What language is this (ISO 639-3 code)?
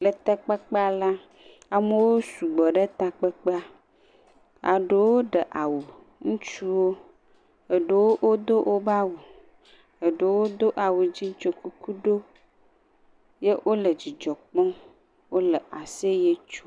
ewe